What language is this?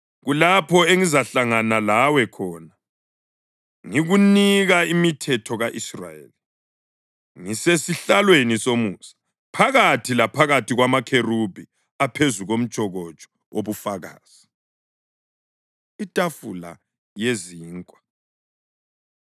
North Ndebele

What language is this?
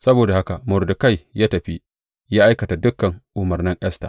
Hausa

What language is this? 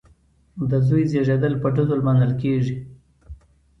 Pashto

